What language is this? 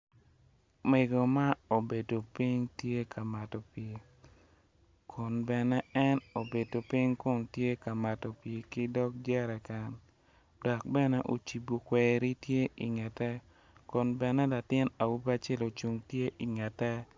Acoli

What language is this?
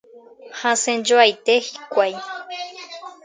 Guarani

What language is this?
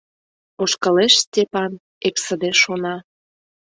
Mari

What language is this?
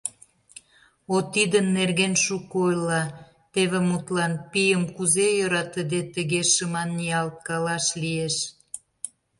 Mari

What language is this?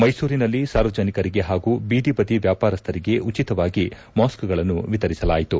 Kannada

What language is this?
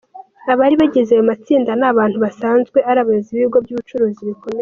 Kinyarwanda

